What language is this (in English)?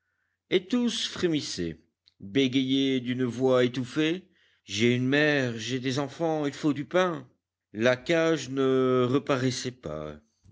French